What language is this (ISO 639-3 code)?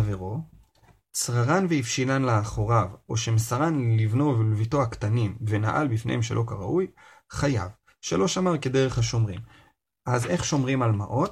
heb